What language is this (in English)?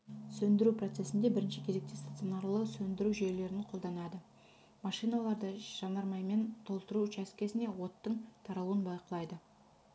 Kazakh